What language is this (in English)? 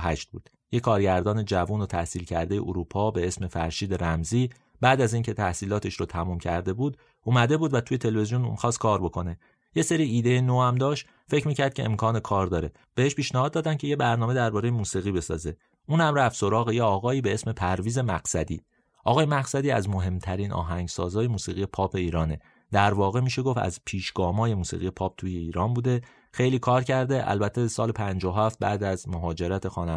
Persian